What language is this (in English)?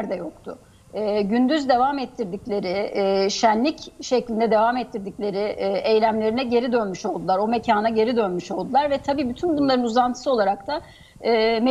Turkish